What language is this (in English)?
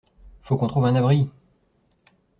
French